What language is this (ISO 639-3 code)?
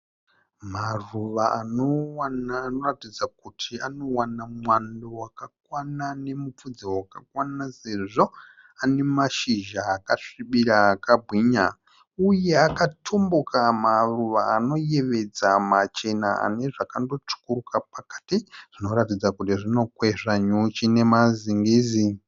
sna